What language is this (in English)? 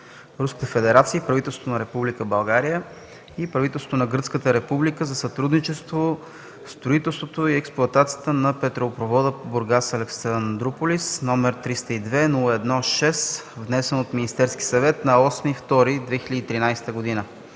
Bulgarian